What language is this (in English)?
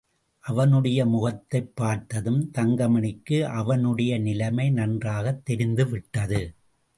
Tamil